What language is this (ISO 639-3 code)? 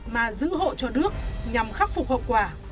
vie